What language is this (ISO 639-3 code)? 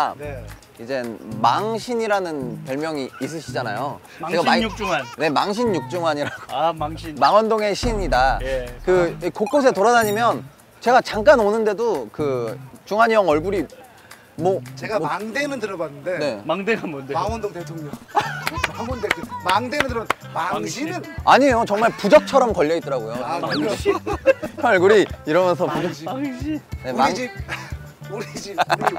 kor